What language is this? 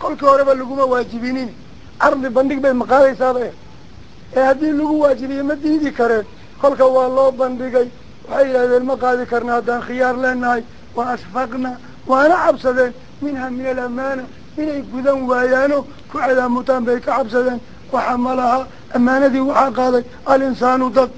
Arabic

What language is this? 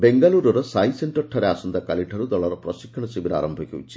Odia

